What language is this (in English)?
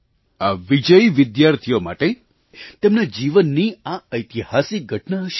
Gujarati